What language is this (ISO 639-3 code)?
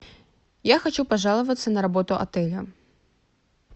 rus